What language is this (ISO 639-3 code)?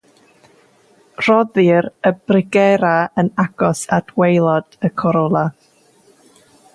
cym